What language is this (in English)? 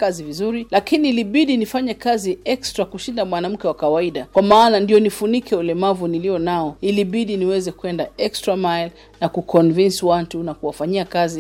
Swahili